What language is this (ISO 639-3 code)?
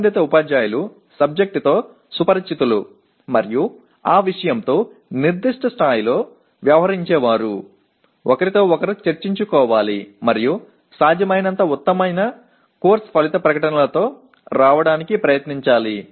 tel